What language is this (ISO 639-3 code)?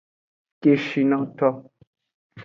ajg